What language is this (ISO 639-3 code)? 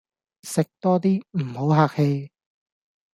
yue